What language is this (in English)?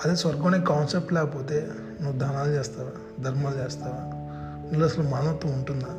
Telugu